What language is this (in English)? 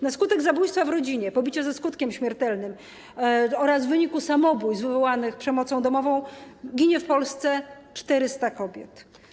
Polish